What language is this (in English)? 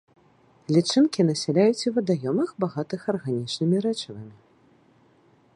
Belarusian